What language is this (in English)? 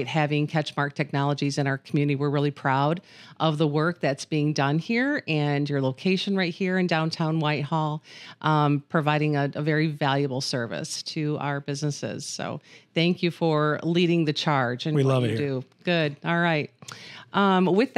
English